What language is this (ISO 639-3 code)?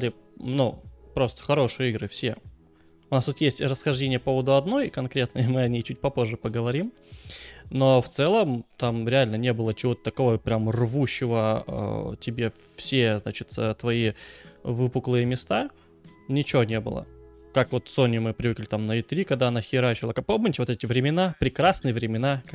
rus